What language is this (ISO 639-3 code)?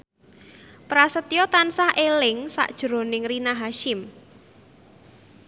jav